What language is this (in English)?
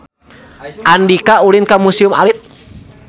Sundanese